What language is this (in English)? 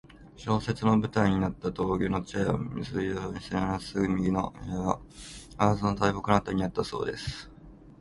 Japanese